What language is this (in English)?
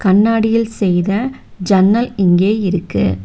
Tamil